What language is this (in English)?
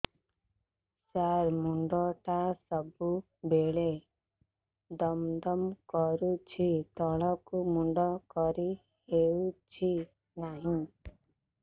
Odia